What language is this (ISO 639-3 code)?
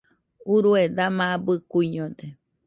hux